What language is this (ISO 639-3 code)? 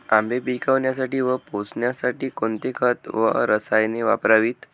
mar